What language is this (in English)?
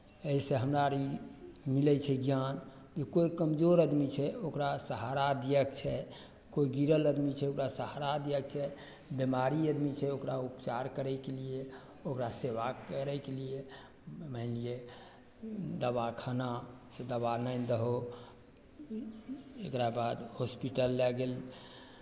Maithili